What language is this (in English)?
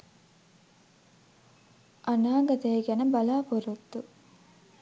Sinhala